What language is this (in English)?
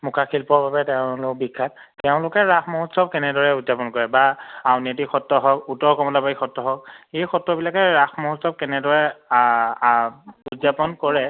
Assamese